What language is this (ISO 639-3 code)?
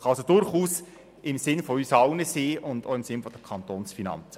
gsw